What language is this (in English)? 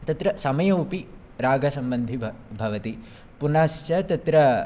Sanskrit